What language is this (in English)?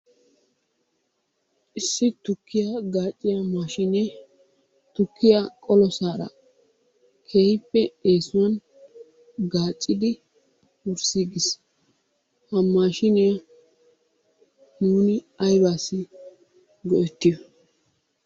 Wolaytta